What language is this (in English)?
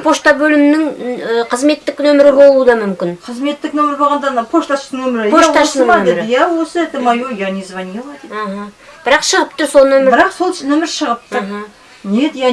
Kazakh